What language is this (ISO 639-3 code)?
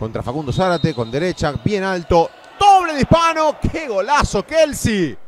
spa